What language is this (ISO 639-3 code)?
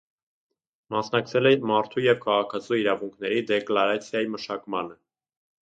hye